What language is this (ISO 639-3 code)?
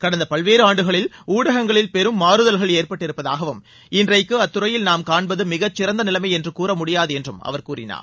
tam